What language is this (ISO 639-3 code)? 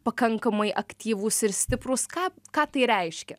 lit